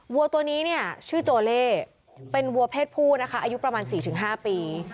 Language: Thai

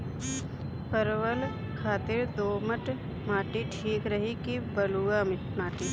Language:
Bhojpuri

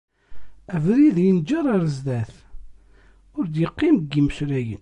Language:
Kabyle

